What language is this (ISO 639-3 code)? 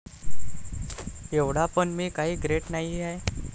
mar